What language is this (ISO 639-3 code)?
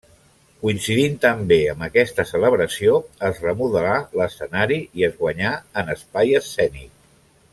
cat